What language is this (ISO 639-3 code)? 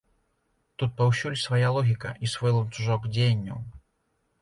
bel